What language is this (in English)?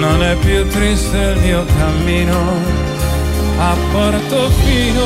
Hebrew